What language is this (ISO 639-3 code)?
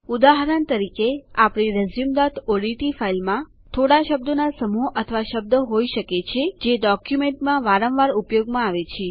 guj